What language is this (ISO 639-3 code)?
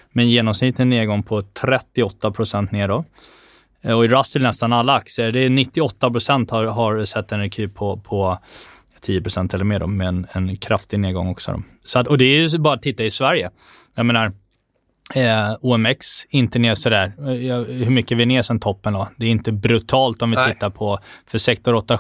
swe